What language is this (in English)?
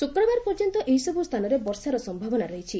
Odia